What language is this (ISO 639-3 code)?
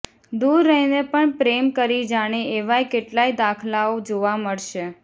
guj